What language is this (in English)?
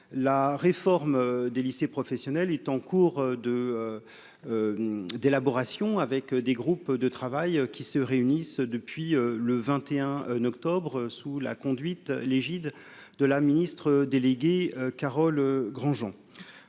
French